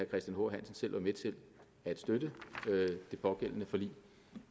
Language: Danish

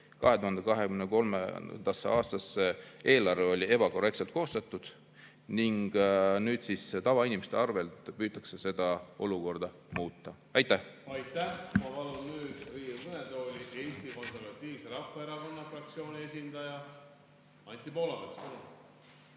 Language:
Estonian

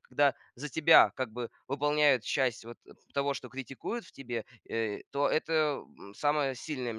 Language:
Russian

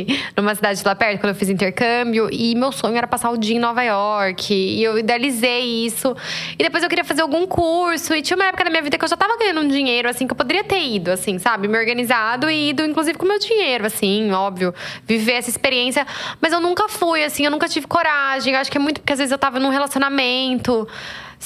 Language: Portuguese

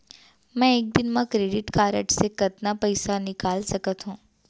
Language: Chhattisgarhi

